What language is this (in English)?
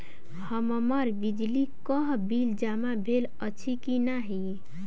Maithili